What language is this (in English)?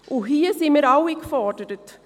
Swiss German